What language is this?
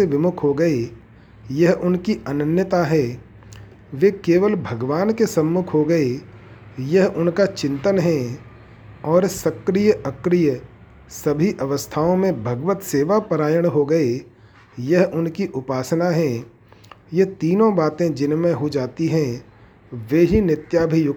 Hindi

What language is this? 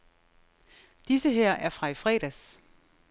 Danish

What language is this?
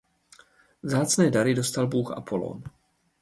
Czech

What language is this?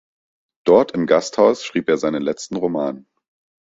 German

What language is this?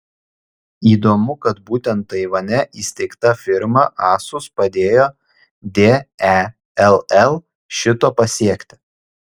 Lithuanian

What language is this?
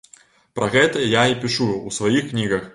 Belarusian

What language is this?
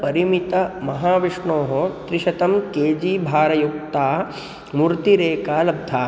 Sanskrit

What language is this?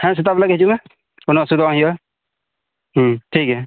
Santali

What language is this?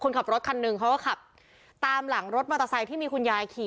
Thai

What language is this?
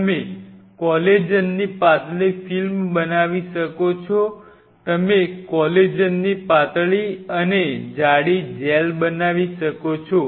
Gujarati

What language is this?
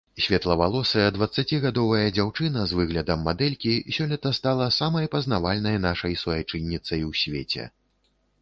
Belarusian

